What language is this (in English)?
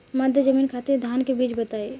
Bhojpuri